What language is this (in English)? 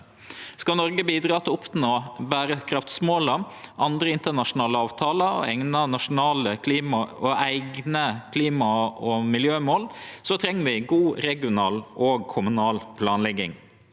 Norwegian